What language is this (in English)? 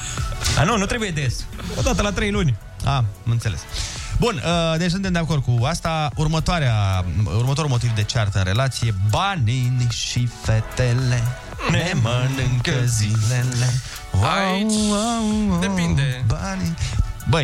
Romanian